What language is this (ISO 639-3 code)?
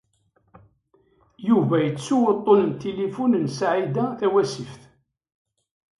kab